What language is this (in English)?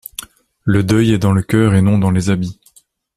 French